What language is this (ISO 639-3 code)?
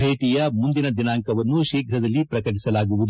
kan